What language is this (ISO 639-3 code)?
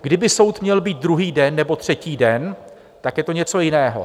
ces